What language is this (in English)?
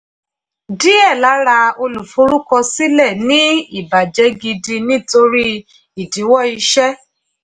Yoruba